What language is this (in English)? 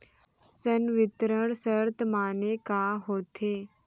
Chhattisgarhi